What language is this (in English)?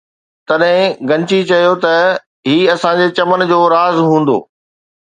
Sindhi